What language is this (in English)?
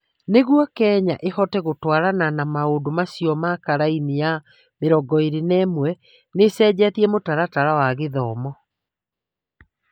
Kikuyu